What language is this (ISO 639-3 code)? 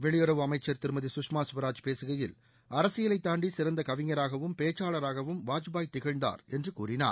tam